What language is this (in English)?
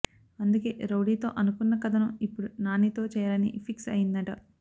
Telugu